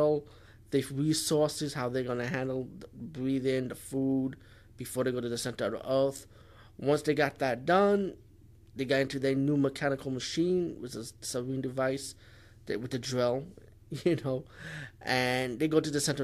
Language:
English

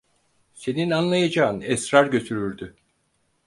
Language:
Turkish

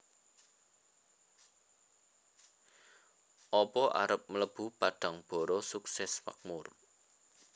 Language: Javanese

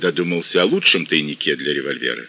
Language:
Russian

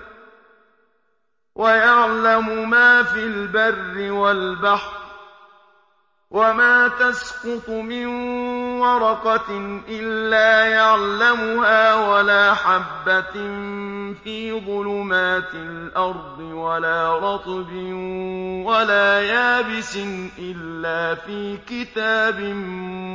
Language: Arabic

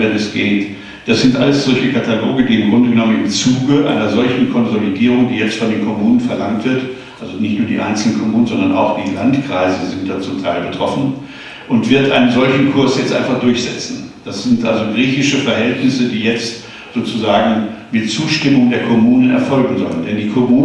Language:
German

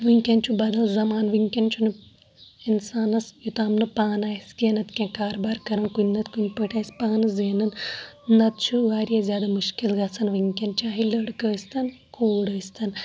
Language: Kashmiri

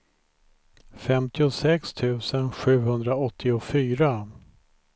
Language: Swedish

